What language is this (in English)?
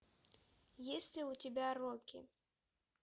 Russian